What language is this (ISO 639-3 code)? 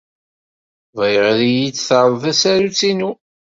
kab